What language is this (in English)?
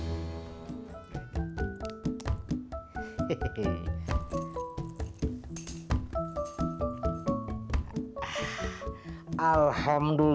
Indonesian